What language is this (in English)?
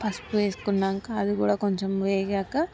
Telugu